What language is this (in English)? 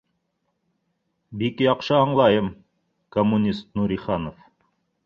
Bashkir